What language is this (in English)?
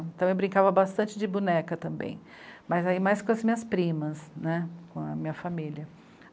Portuguese